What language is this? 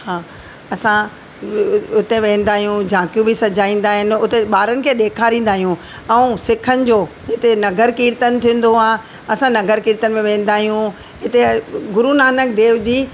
Sindhi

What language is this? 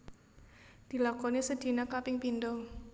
Javanese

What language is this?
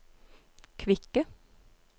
Norwegian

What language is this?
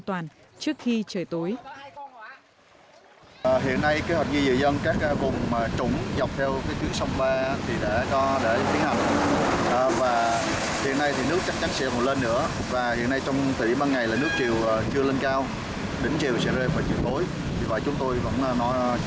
Vietnamese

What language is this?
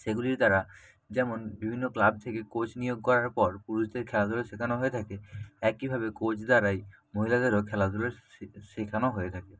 Bangla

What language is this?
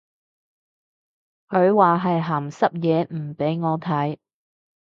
Cantonese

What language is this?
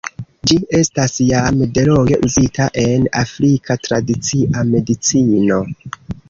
Esperanto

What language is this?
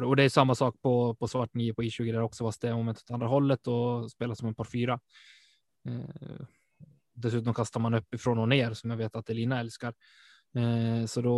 Swedish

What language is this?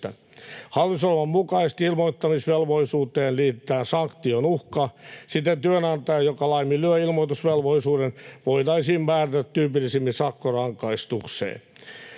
Finnish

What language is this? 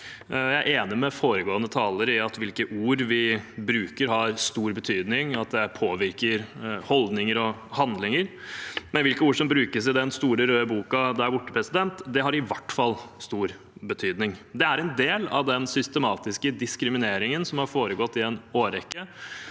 Norwegian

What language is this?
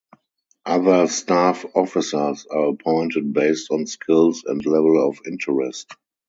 English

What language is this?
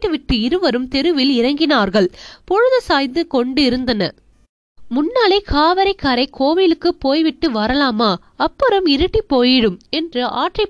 Tamil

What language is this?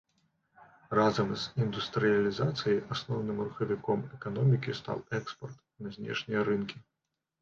Belarusian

